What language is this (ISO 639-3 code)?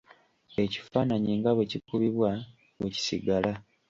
lug